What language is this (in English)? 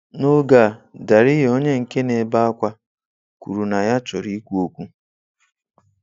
Igbo